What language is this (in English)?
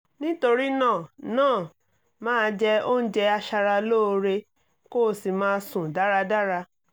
Yoruba